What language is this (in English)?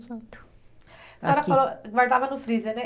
Portuguese